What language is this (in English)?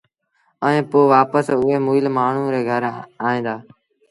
Sindhi Bhil